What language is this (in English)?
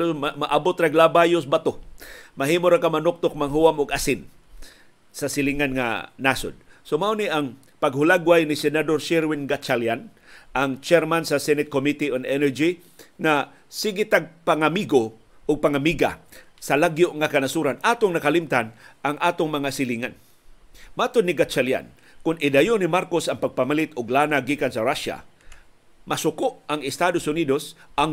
Filipino